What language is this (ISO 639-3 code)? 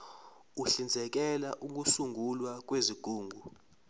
zul